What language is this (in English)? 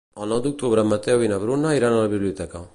Catalan